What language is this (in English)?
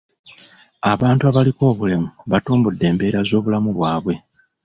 Ganda